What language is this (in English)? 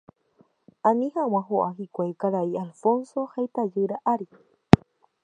Guarani